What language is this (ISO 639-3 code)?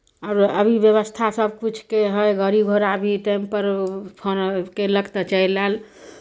mai